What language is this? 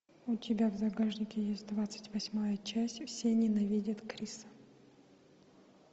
Russian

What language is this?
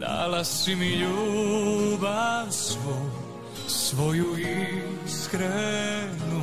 Croatian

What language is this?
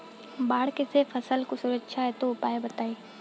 Bhojpuri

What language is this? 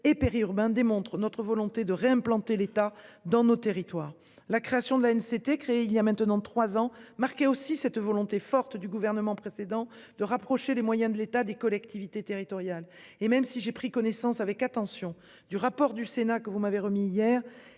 French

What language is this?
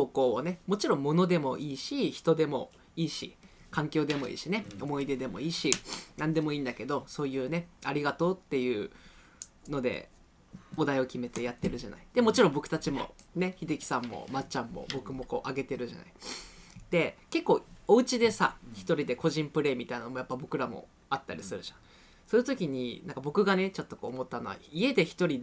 Japanese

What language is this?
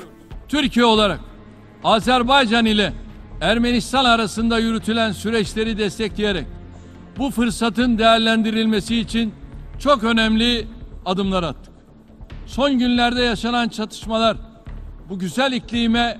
Turkish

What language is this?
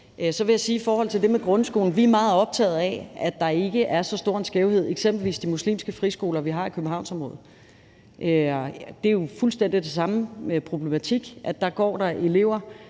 Danish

